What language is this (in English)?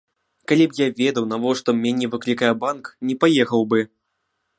Belarusian